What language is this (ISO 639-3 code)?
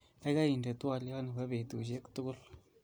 kln